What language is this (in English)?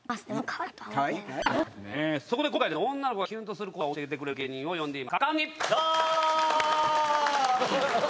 Japanese